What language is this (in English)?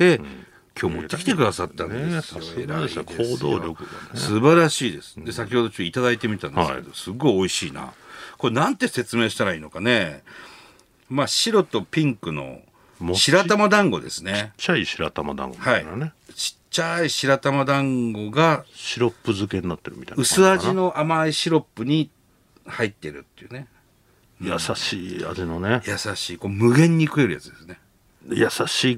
Japanese